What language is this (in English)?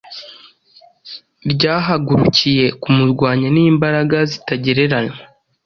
Kinyarwanda